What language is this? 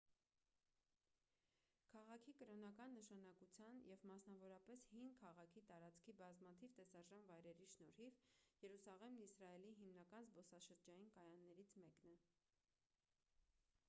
Armenian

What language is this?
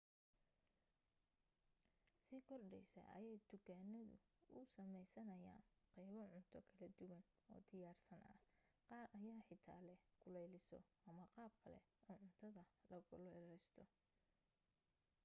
Somali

